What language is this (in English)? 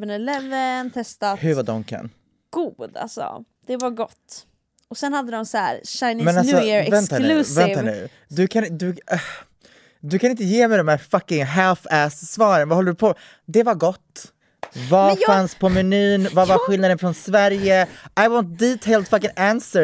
Swedish